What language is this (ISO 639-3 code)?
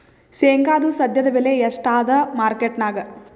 kan